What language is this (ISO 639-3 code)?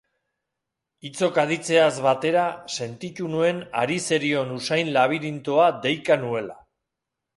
eus